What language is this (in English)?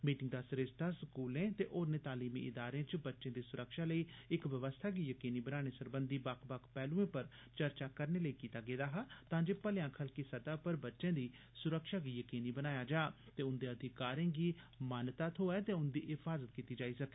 Dogri